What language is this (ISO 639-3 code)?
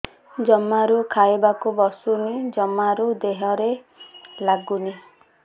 ori